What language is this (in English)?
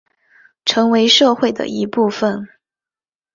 Chinese